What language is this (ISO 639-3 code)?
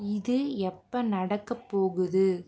tam